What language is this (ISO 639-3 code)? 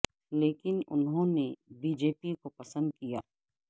urd